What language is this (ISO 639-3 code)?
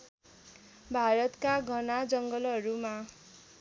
nep